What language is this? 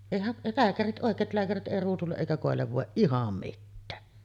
Finnish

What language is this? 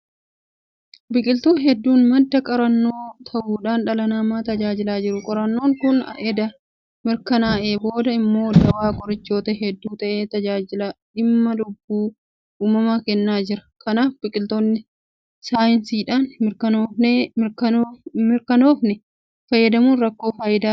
Oromo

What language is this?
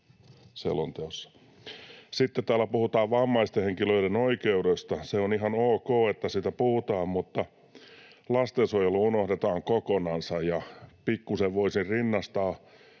Finnish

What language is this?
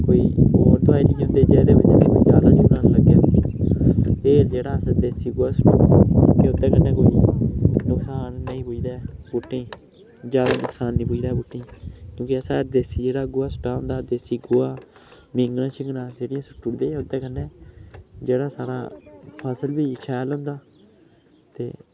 Dogri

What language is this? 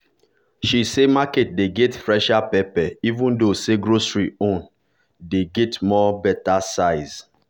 Nigerian Pidgin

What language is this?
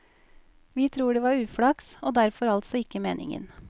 Norwegian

